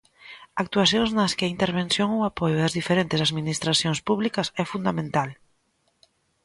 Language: Galician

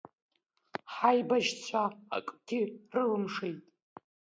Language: Abkhazian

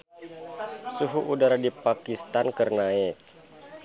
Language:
Sundanese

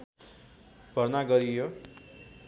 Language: Nepali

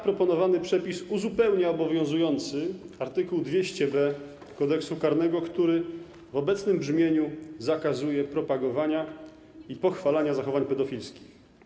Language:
Polish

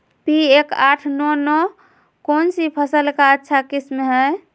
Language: Magahi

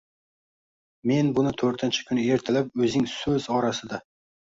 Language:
Uzbek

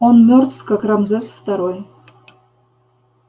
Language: Russian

